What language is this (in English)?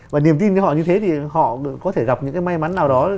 Vietnamese